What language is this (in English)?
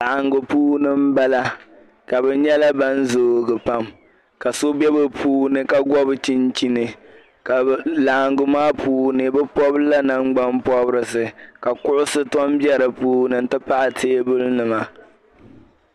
Dagbani